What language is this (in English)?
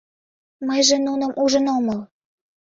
Mari